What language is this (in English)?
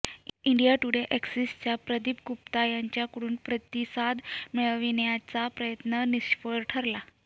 Marathi